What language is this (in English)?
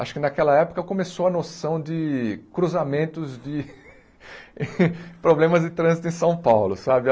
Portuguese